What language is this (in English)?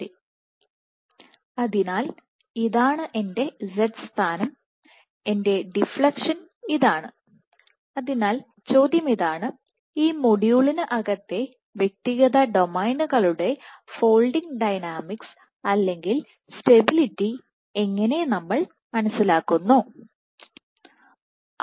Malayalam